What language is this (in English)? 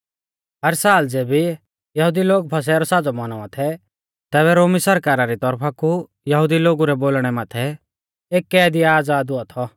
Mahasu Pahari